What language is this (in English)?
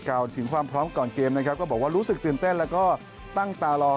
Thai